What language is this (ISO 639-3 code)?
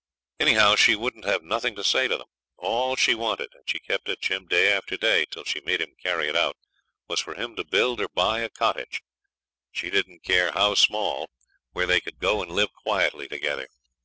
eng